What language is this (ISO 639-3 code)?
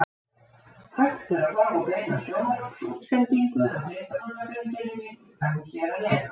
isl